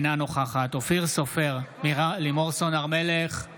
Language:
Hebrew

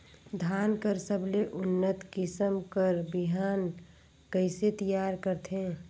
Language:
Chhattisgarhi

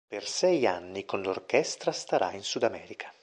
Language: Italian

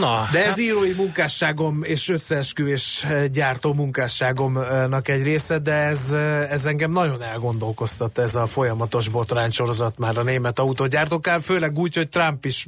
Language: Hungarian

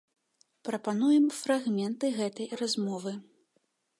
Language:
Belarusian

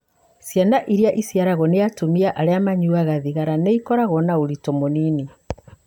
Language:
Kikuyu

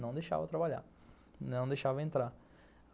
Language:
Portuguese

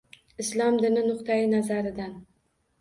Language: Uzbek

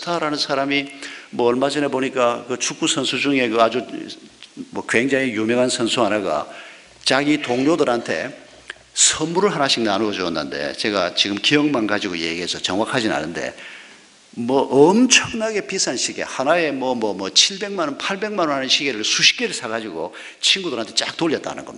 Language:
Korean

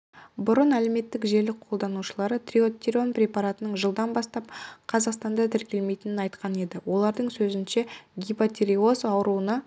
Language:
Kazakh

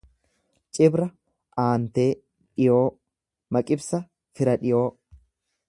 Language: Oromo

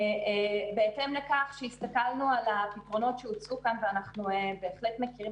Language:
Hebrew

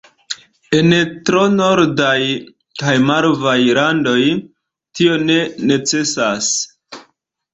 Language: Esperanto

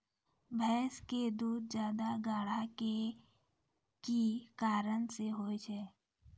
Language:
Maithili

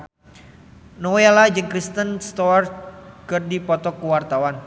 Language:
Sundanese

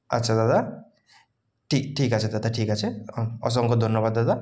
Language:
Bangla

